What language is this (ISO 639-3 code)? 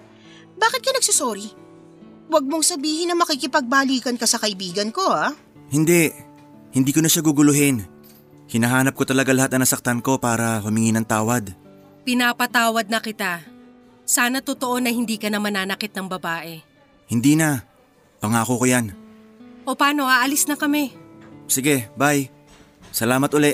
fil